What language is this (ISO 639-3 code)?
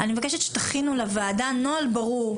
heb